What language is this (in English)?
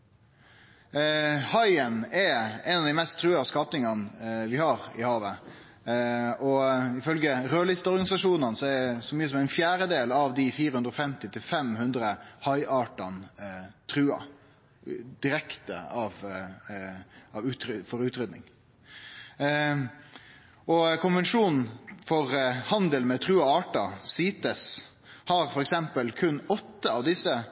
Norwegian Nynorsk